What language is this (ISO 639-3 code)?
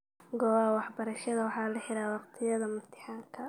som